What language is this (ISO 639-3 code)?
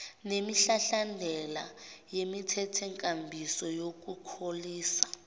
zul